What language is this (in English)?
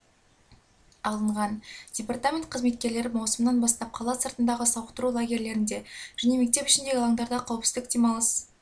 Kazakh